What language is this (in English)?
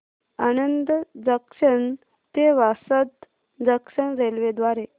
Marathi